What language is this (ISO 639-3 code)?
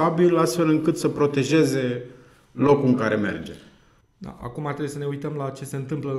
ron